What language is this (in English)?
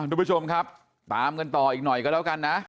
Thai